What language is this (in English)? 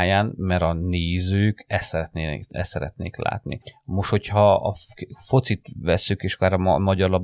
Hungarian